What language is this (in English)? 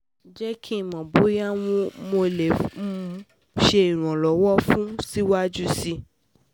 Yoruba